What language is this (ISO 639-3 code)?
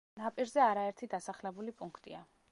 kat